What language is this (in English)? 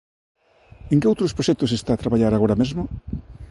Galician